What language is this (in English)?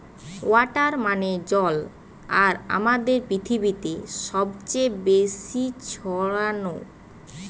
Bangla